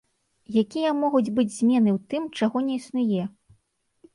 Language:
Belarusian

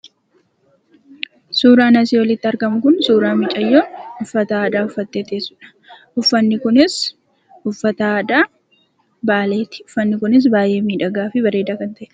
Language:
Oromo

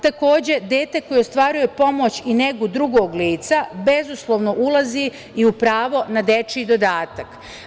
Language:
Serbian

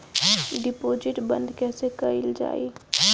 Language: Bhojpuri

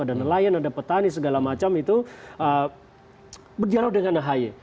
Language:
Indonesian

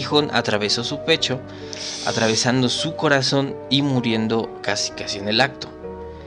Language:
Spanish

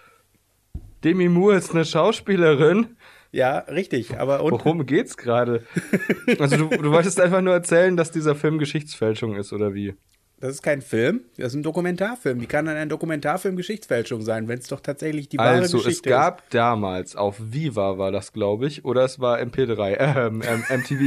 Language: German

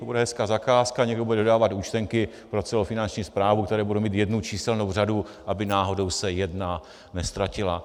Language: Czech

